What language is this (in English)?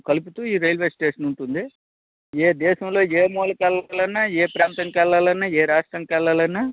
Telugu